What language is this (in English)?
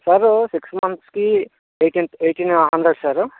Telugu